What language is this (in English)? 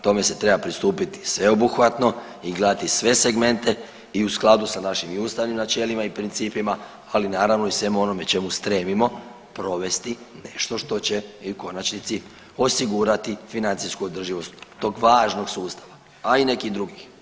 Croatian